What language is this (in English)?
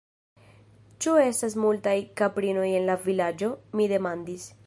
Esperanto